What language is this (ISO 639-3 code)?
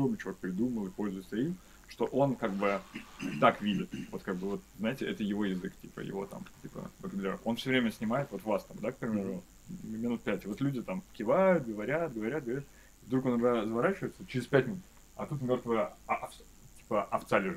rus